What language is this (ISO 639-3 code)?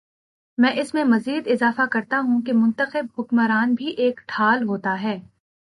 urd